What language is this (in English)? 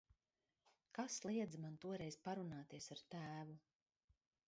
Latvian